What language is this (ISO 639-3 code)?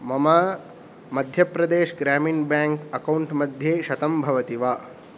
san